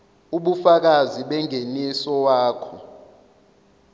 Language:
Zulu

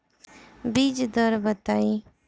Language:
Bhojpuri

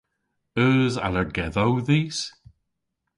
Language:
Cornish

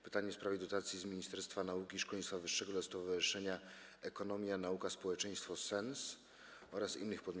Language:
Polish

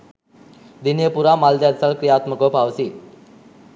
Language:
Sinhala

